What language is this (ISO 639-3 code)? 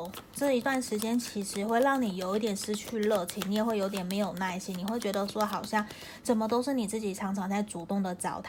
zho